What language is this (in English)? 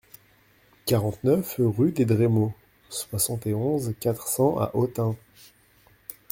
French